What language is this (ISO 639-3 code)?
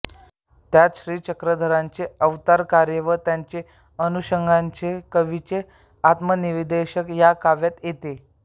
mar